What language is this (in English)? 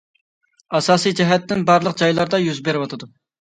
Uyghur